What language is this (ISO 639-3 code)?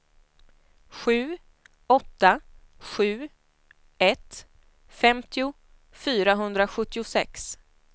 swe